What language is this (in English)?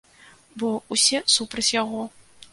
Belarusian